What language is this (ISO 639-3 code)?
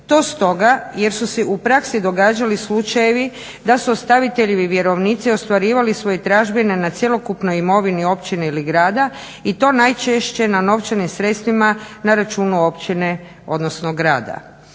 hrv